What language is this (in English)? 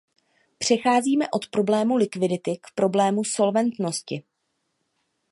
Czech